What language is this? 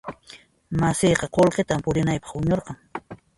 Puno Quechua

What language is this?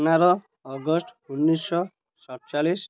Odia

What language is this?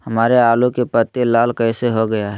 Magahi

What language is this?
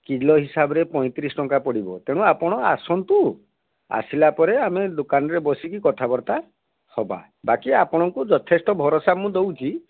Odia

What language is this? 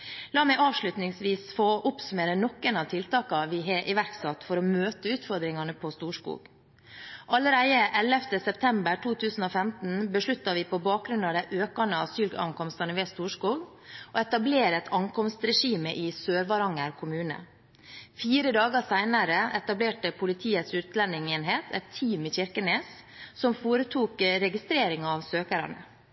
Norwegian Bokmål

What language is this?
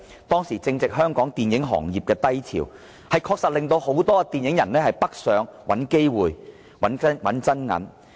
Cantonese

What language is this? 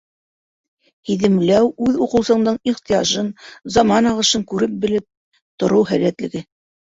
Bashkir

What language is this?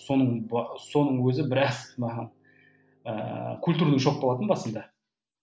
Kazakh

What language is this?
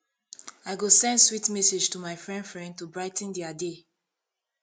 Nigerian Pidgin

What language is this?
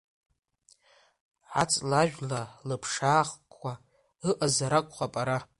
Abkhazian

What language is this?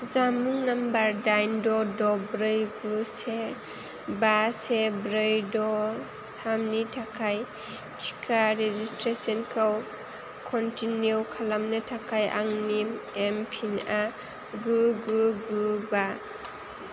Bodo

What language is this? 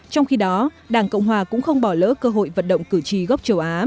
Vietnamese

